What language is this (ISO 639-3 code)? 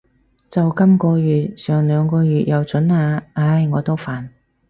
yue